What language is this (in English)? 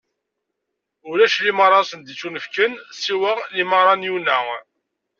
Kabyle